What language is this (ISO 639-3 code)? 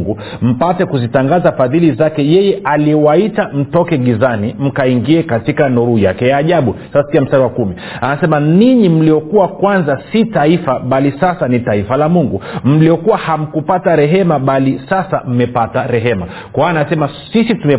swa